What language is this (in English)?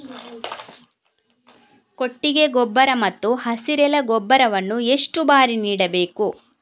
Kannada